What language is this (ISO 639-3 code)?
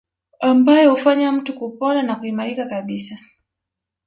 swa